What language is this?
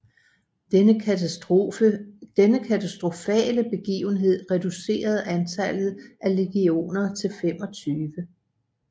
Danish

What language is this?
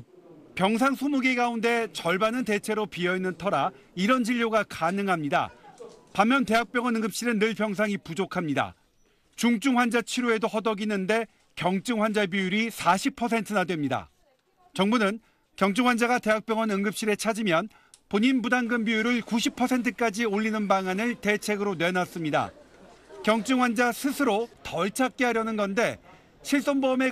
Korean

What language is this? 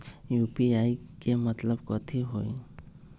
Magahi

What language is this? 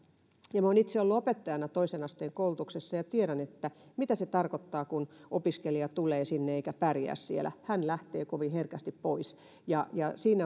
Finnish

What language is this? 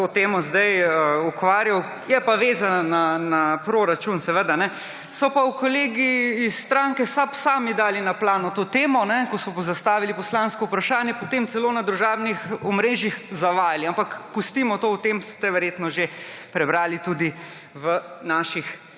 Slovenian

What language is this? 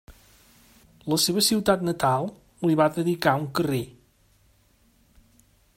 Catalan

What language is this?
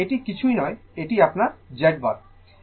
Bangla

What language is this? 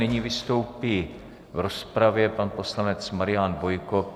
Czech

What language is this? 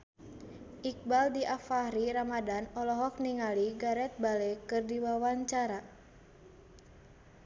Sundanese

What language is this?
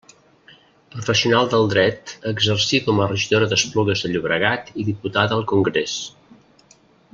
Catalan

